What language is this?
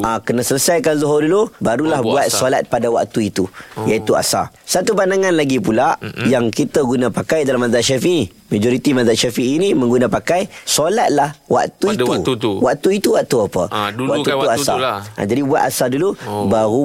Malay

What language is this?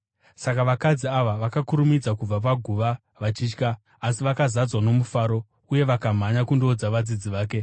Shona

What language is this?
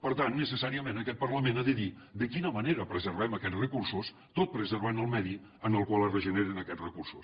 Catalan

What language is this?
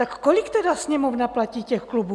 Czech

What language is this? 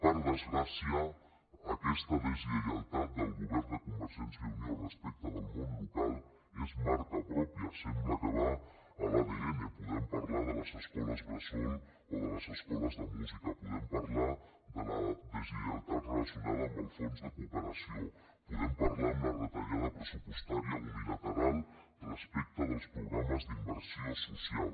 Catalan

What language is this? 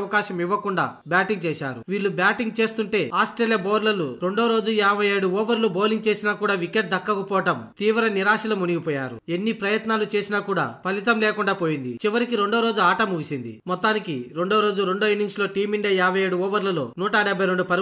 Telugu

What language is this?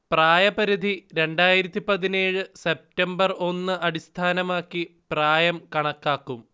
Malayalam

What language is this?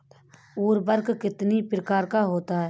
Hindi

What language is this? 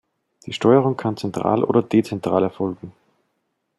German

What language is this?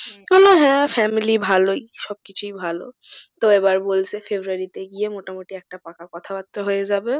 Bangla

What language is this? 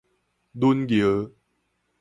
Min Nan Chinese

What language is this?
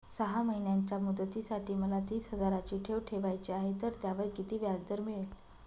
Marathi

